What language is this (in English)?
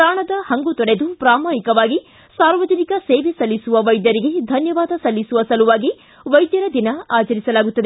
Kannada